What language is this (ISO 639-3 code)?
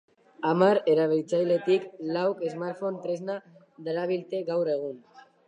eus